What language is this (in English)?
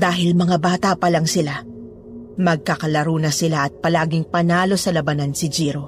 Filipino